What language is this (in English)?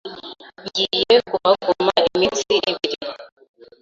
Kinyarwanda